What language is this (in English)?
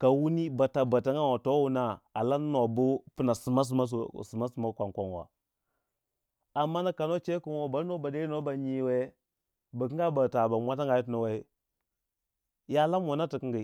Waja